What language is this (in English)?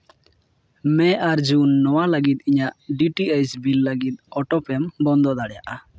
Santali